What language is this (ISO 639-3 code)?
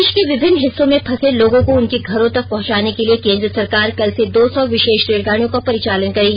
hin